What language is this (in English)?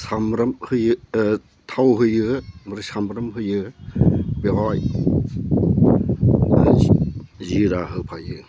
Bodo